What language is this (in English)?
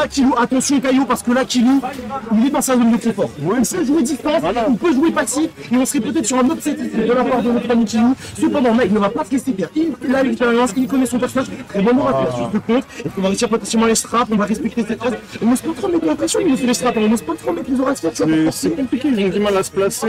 French